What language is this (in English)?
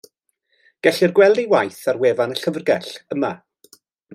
Welsh